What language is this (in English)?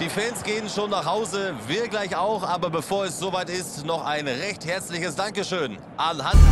German